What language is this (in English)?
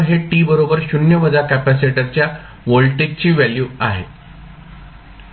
Marathi